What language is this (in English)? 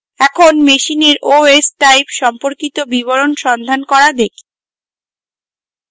Bangla